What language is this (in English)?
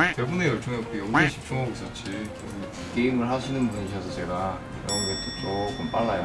Korean